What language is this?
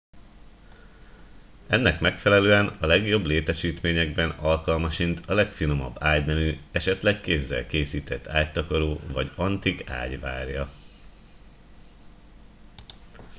Hungarian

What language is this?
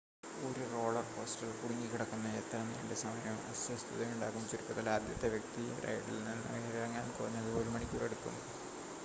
Malayalam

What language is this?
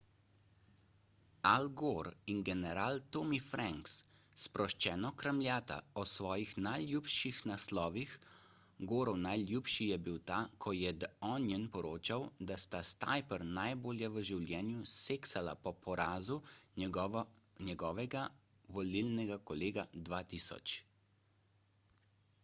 Slovenian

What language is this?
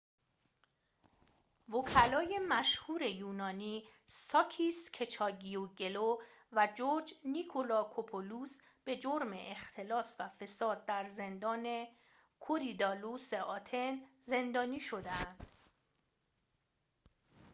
Persian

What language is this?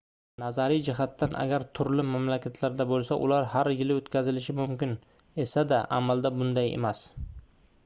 Uzbek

